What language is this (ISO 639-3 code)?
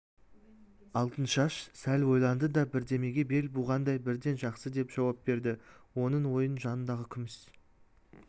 kaz